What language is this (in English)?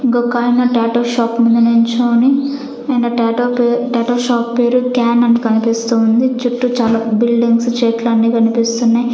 Telugu